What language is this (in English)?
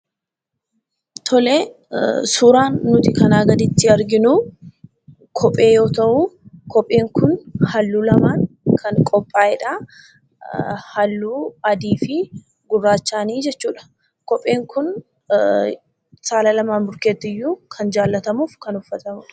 Oromo